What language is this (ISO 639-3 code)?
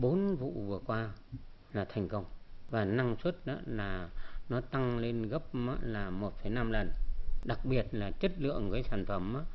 vie